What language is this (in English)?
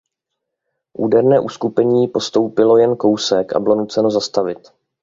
Czech